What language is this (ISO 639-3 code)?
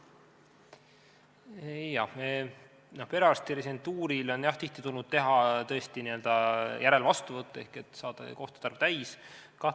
est